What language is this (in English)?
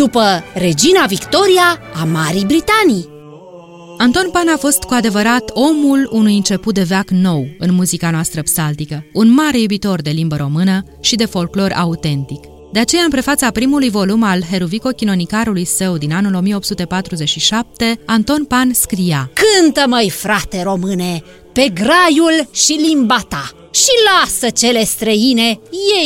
Romanian